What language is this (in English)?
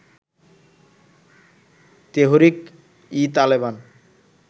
Bangla